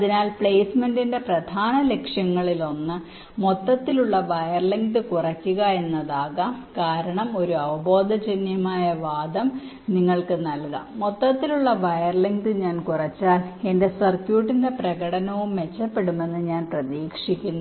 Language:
Malayalam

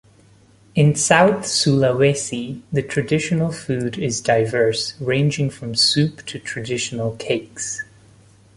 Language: English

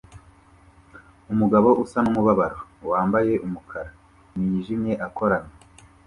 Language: Kinyarwanda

